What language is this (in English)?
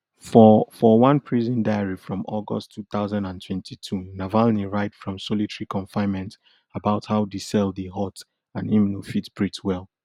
Nigerian Pidgin